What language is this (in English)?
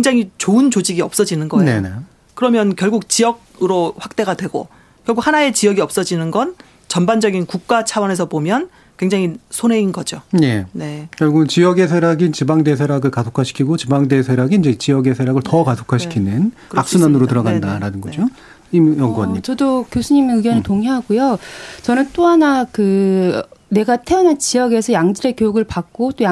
Korean